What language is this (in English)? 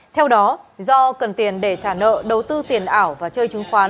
Vietnamese